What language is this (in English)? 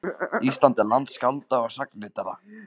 Icelandic